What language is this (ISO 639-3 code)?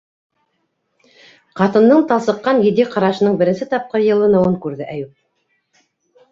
bak